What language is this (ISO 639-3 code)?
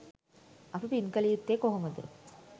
sin